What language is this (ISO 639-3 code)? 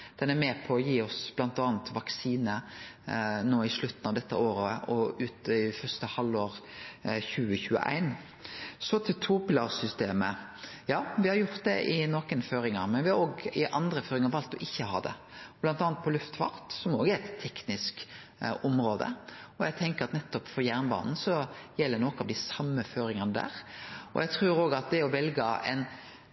nno